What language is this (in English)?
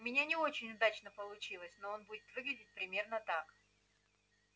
Russian